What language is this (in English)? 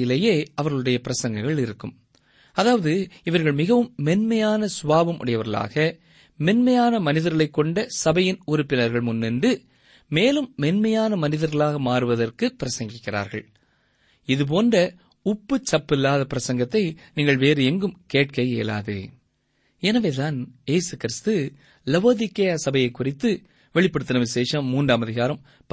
Tamil